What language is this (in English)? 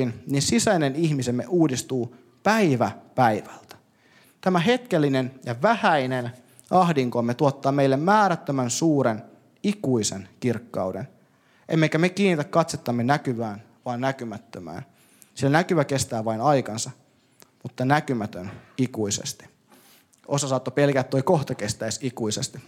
Finnish